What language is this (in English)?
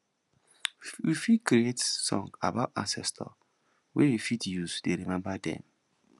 Nigerian Pidgin